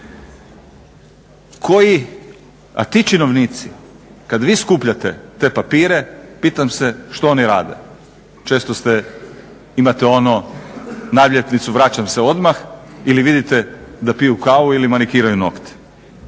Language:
Croatian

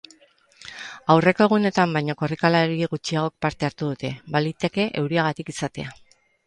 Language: Basque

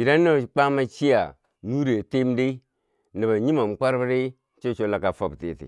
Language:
Bangwinji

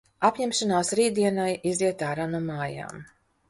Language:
Latvian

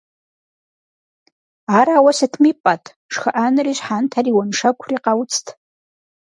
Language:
Kabardian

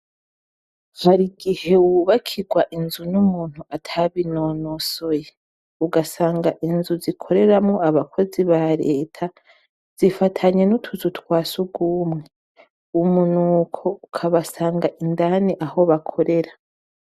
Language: Rundi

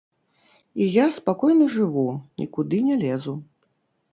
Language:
Belarusian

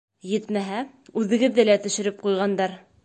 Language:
Bashkir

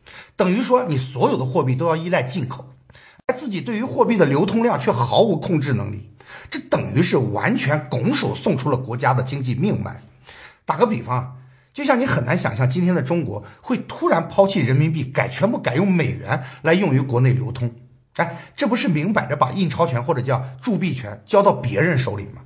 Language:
Chinese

